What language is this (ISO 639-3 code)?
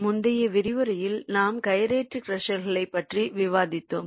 tam